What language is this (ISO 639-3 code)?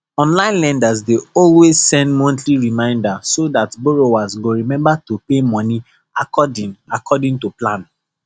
pcm